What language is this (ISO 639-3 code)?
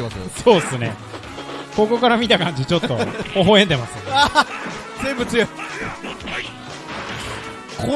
jpn